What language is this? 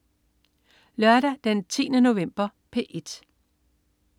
Danish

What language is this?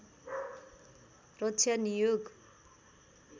Nepali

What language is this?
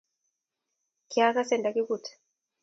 Kalenjin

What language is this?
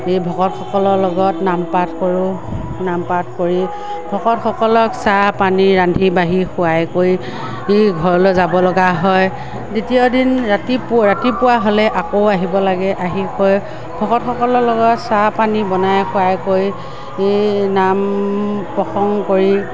Assamese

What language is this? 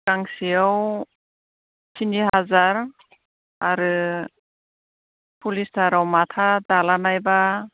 Bodo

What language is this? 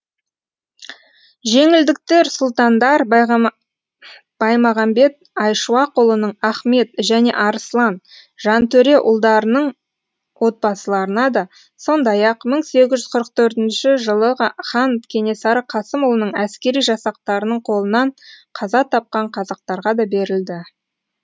Kazakh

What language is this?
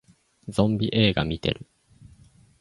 Japanese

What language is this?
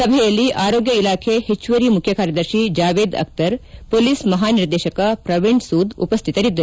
Kannada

